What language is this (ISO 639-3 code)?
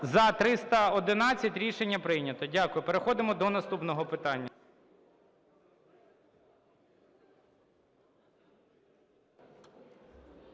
ukr